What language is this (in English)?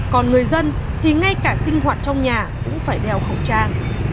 Vietnamese